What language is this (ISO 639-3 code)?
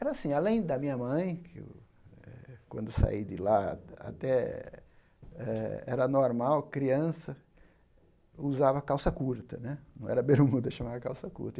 por